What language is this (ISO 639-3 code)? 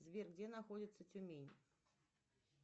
rus